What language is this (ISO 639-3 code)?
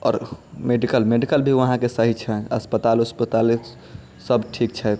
mai